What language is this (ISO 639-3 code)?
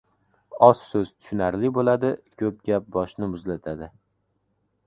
uzb